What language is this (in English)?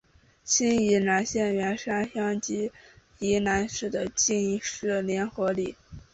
Chinese